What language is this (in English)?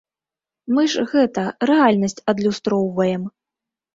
Belarusian